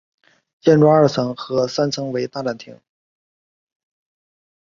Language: Chinese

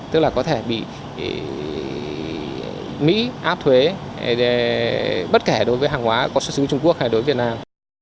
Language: Vietnamese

